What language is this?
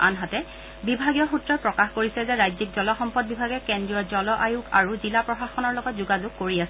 Assamese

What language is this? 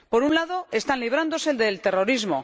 Spanish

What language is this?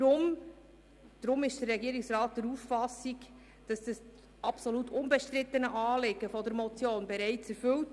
Swiss German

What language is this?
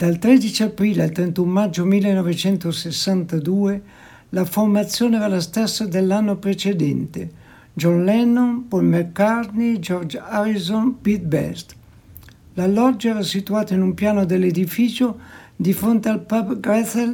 Italian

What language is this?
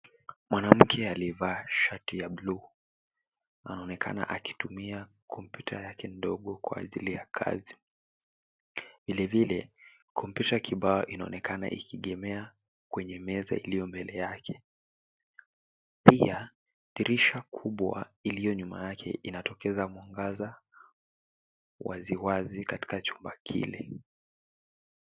Swahili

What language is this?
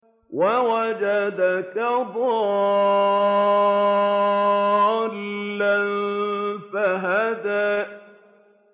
Arabic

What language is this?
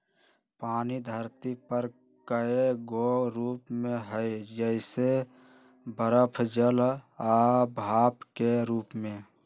Magahi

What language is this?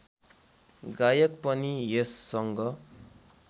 Nepali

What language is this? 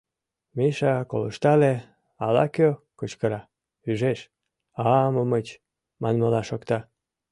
Mari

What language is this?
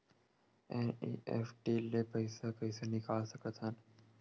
Chhattisgarhi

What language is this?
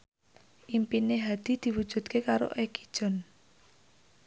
Javanese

